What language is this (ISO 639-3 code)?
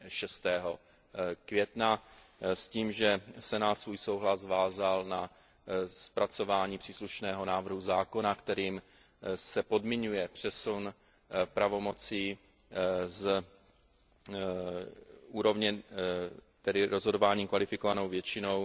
ces